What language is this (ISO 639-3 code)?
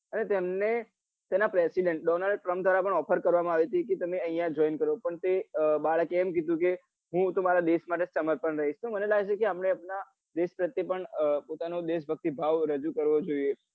guj